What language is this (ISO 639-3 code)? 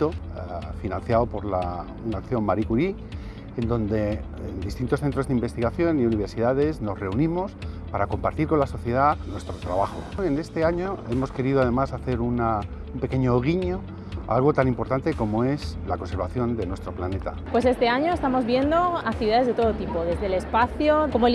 spa